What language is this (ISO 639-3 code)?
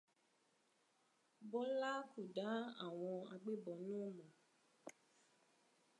yor